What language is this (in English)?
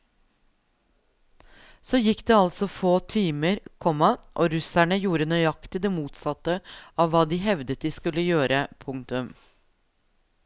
Norwegian